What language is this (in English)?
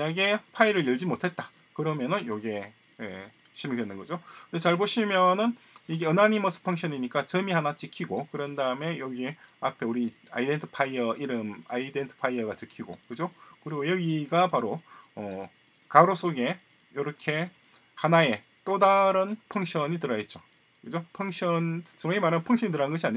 Korean